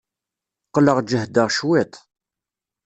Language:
Kabyle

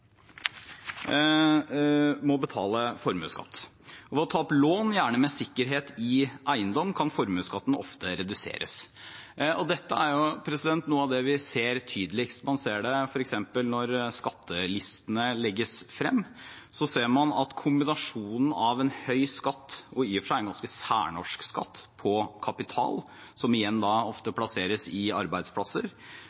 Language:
Norwegian Bokmål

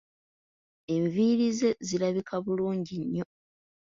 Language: Ganda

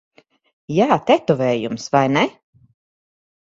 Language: Latvian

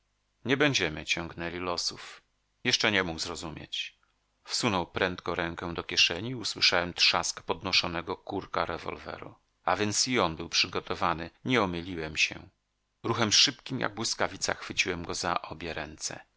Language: Polish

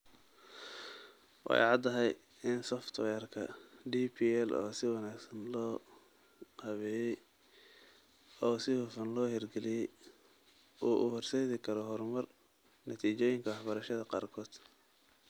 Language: Somali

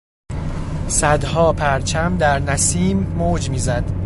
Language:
Persian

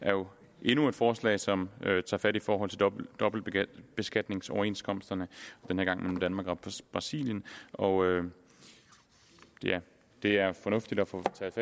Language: Danish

